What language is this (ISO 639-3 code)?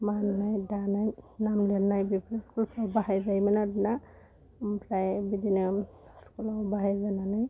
brx